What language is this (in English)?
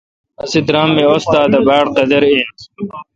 Kalkoti